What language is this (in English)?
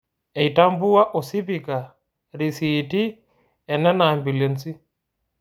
Masai